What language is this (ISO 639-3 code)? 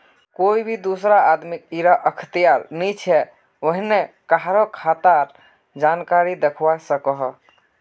mag